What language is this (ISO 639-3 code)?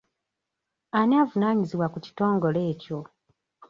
lug